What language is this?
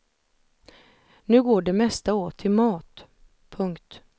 Swedish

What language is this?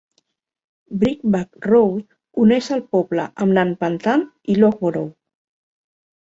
Catalan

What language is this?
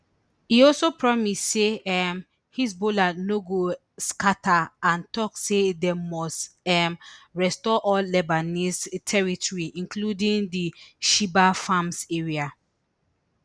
Nigerian Pidgin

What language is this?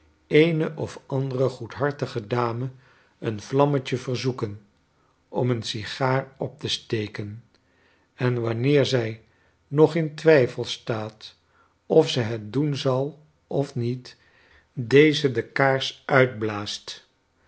Dutch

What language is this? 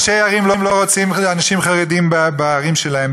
Hebrew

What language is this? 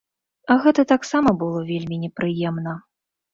Belarusian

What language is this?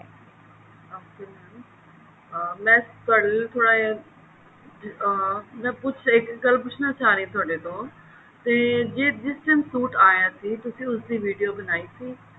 Punjabi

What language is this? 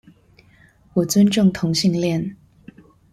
Chinese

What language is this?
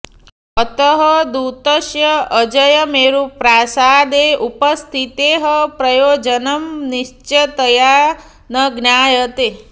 Sanskrit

